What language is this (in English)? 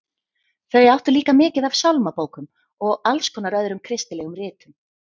Icelandic